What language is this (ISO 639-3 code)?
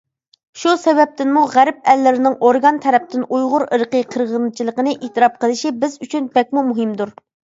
uig